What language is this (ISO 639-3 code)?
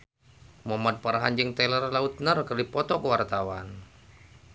sun